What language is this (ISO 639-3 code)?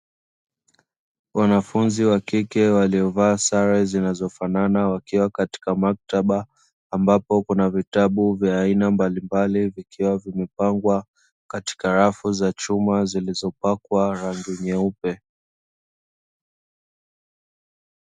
swa